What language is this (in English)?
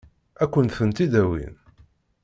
Kabyle